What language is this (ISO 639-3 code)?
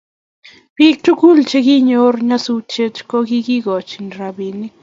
kln